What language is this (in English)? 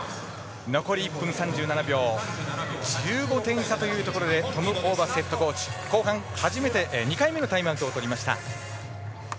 Japanese